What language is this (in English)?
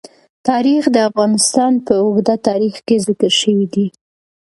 Pashto